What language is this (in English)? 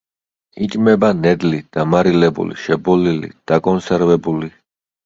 Georgian